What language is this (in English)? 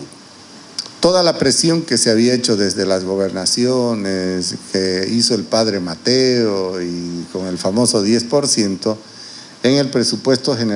Spanish